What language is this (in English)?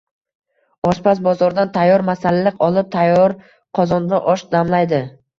Uzbek